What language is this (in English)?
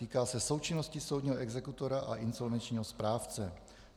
Czech